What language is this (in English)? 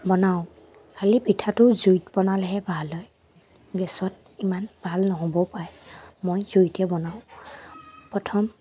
Assamese